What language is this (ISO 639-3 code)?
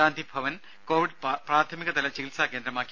mal